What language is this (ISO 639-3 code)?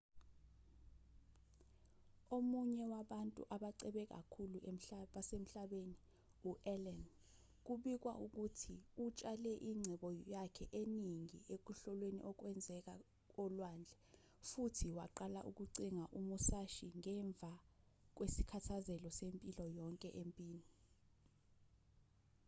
zul